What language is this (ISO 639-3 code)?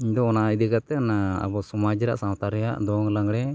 sat